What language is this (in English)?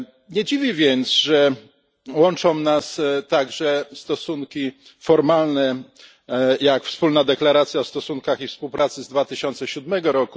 Polish